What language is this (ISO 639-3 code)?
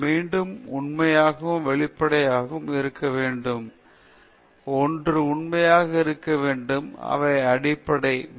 tam